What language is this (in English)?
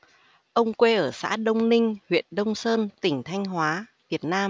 Vietnamese